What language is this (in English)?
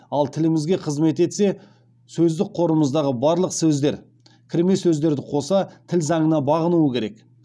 Kazakh